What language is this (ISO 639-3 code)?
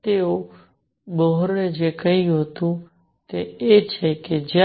guj